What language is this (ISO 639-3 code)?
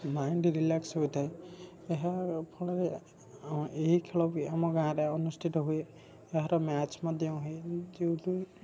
ori